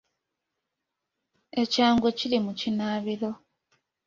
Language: Ganda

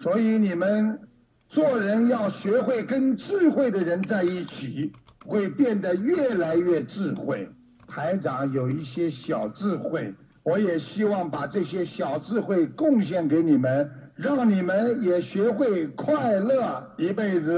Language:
Chinese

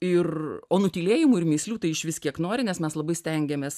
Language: Lithuanian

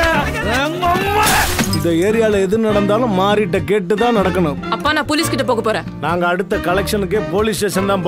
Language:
Romanian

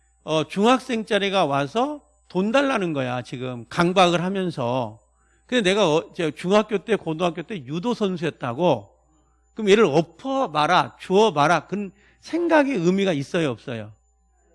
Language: Korean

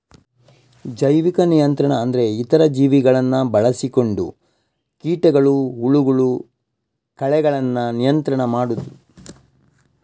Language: Kannada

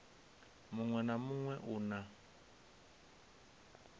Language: Venda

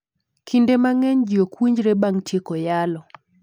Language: Luo (Kenya and Tanzania)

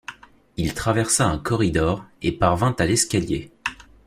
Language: French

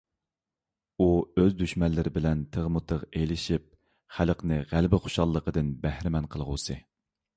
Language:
Uyghur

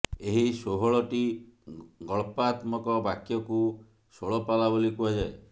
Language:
Odia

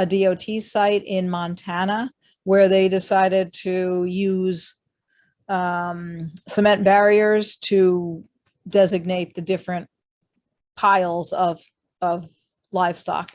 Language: English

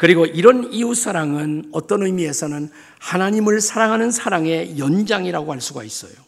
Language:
Korean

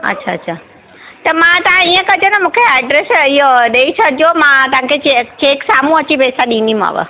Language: Sindhi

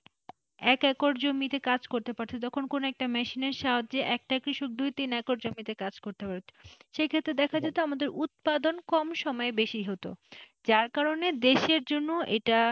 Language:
Bangla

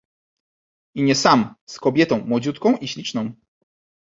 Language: Polish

